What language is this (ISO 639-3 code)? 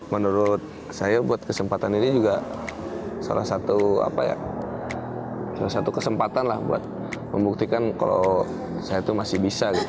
ind